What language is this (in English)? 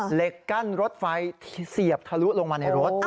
Thai